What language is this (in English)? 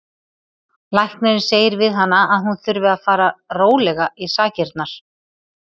Icelandic